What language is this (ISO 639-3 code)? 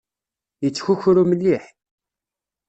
kab